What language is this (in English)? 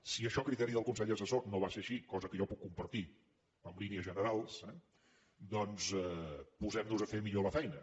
Catalan